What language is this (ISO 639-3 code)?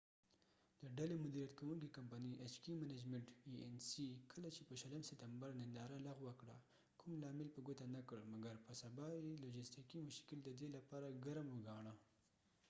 pus